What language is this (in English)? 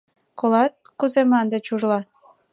Mari